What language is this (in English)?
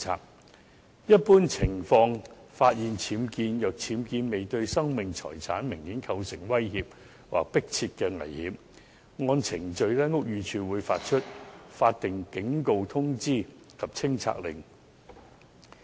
Cantonese